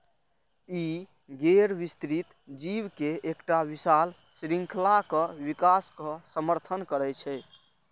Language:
Maithili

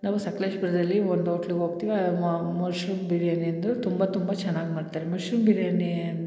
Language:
Kannada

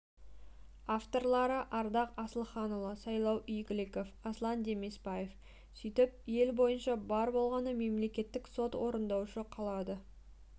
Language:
Kazakh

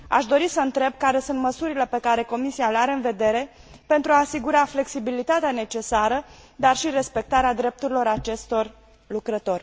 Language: Romanian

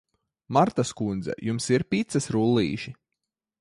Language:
Latvian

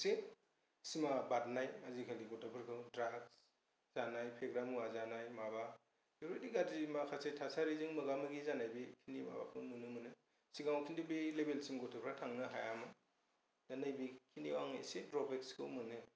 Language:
Bodo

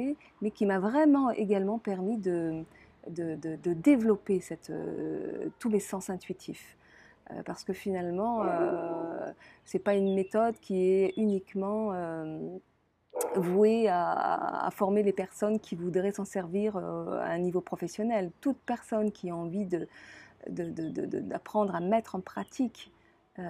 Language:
French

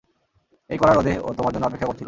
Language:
Bangla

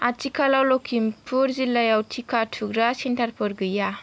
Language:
Bodo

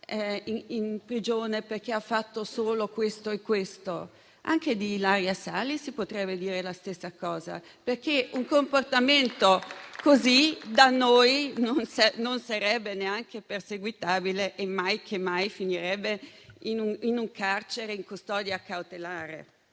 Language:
Italian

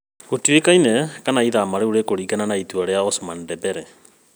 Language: Kikuyu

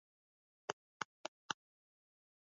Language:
Swahili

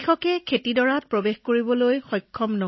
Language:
Assamese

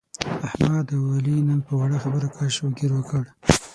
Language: Pashto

